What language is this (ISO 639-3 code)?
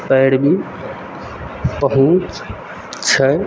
mai